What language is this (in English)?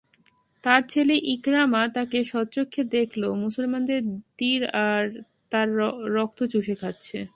Bangla